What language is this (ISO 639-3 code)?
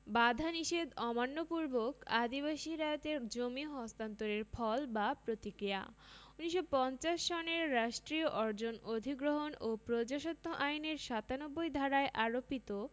ben